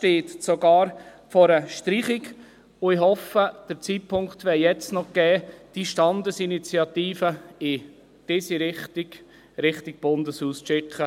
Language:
Swiss German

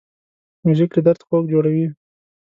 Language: Pashto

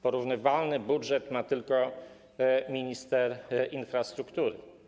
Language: Polish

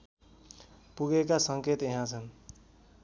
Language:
Nepali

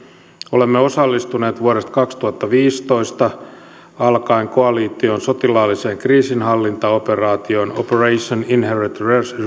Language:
Finnish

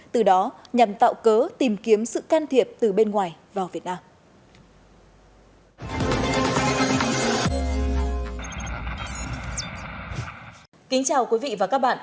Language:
Vietnamese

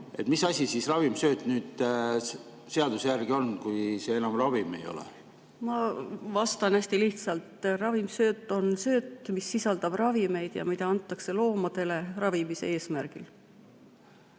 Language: Estonian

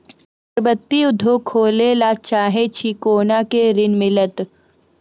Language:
Maithili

